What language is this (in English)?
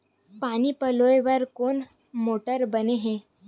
Chhattisgarhi